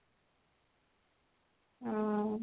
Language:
Odia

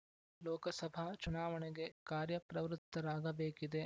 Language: Kannada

